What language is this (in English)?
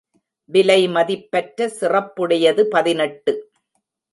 Tamil